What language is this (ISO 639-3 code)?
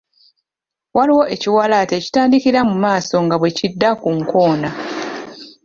lug